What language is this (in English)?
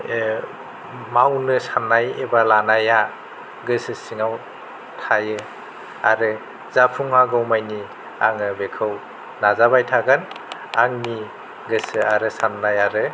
Bodo